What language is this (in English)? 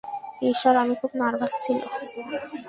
Bangla